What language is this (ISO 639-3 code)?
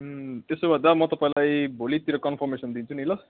nep